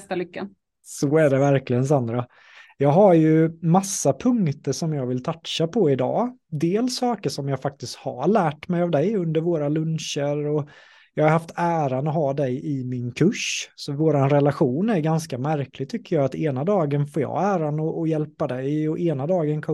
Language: Swedish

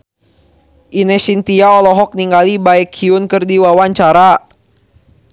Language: Sundanese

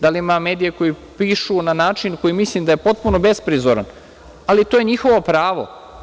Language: Serbian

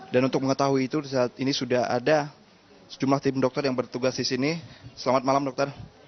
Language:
Indonesian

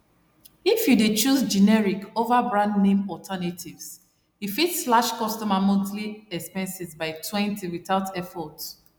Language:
Nigerian Pidgin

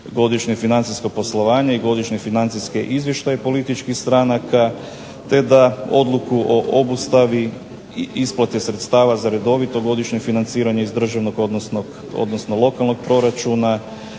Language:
Croatian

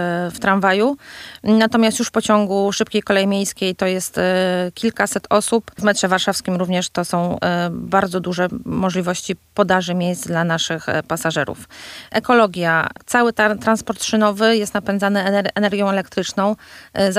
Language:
Polish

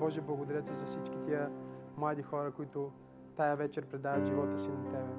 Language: Bulgarian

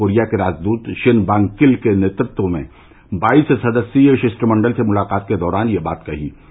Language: Hindi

